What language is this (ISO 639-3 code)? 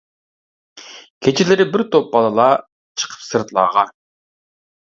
uig